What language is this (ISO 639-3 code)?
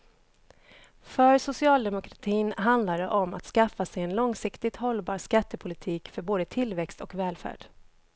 swe